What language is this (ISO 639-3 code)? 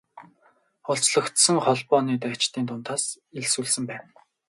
mon